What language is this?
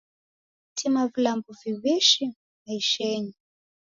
Taita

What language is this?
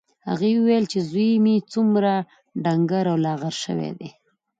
Pashto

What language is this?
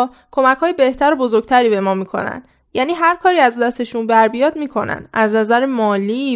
Persian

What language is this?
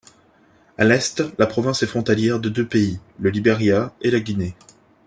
French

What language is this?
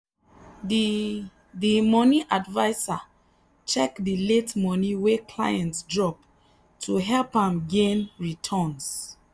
Nigerian Pidgin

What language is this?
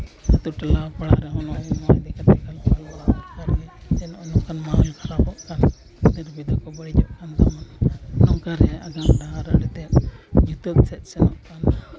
Santali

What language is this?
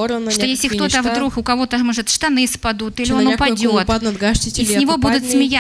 Russian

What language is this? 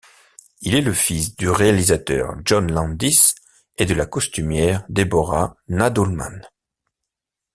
French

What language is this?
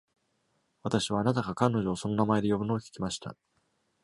Japanese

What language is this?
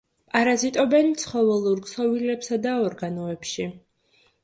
Georgian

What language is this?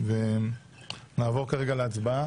Hebrew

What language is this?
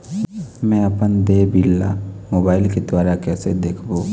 Chhattisgarhi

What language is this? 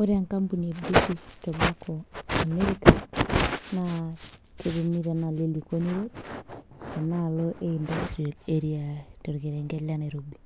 Masai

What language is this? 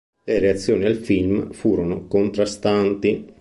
Italian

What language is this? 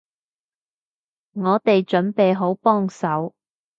Cantonese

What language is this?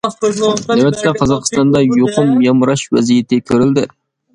Uyghur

